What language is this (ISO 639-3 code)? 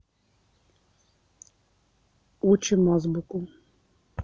rus